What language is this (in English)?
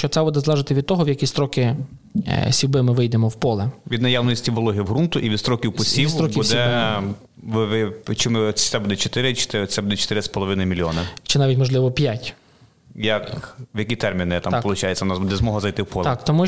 Ukrainian